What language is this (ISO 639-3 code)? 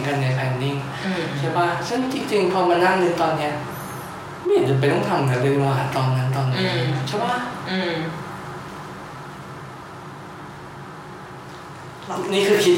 tha